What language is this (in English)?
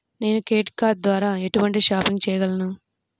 Telugu